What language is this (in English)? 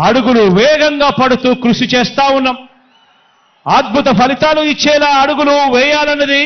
Telugu